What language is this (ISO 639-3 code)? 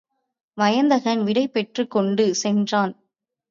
tam